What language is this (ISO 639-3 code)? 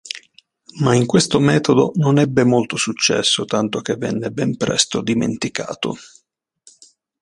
ita